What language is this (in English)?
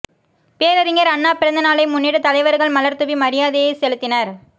Tamil